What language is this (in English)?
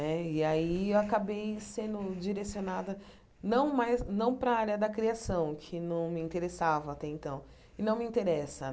Portuguese